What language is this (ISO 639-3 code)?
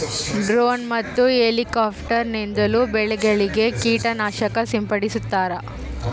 kan